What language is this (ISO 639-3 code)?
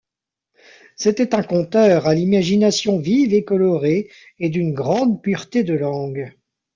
fra